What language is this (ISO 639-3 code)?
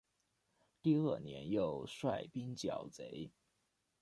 zho